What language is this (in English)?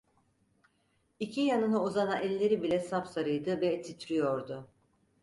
Turkish